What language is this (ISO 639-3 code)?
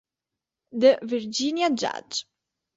ita